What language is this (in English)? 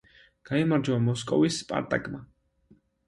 Georgian